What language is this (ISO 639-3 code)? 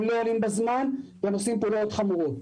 heb